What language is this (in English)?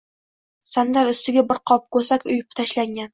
Uzbek